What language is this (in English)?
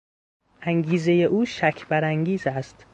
Persian